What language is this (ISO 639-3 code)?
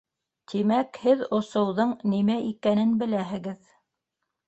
bak